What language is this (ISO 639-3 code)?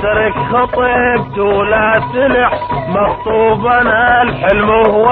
ara